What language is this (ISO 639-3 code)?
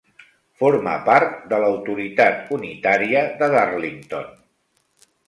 cat